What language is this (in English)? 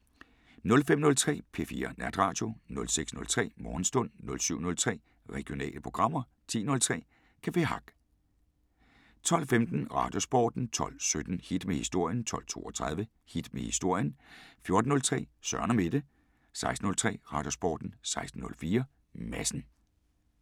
Danish